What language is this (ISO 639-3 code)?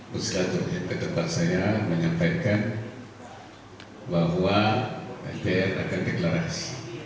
ind